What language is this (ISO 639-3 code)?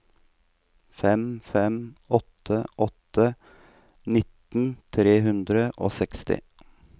nor